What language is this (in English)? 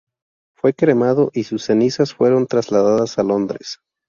Spanish